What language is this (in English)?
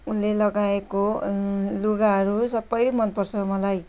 Nepali